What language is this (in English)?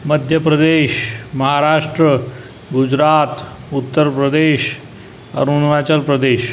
Marathi